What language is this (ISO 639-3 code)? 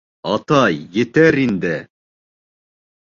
bak